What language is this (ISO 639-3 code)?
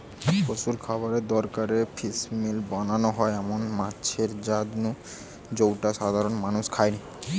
ben